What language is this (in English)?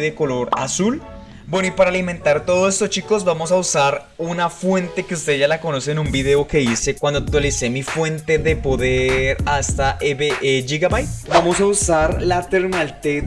Spanish